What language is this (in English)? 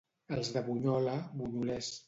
Catalan